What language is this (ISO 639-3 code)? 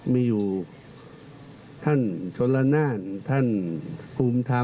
tha